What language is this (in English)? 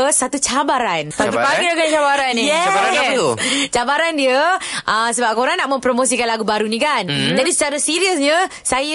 Malay